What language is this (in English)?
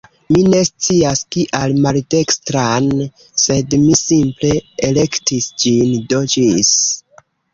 Esperanto